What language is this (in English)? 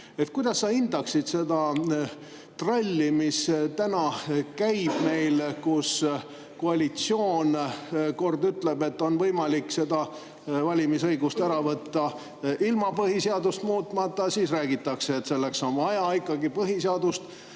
Estonian